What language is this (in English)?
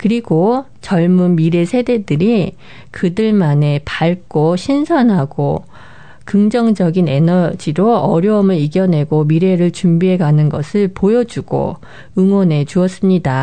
Korean